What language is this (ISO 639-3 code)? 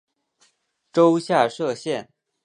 zho